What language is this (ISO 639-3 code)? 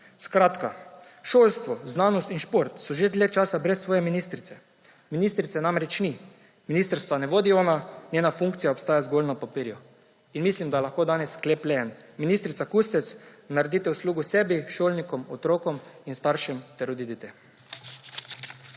slv